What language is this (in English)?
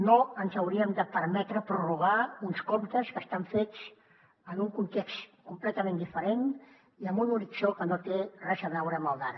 Catalan